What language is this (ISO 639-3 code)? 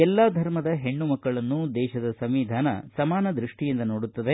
kan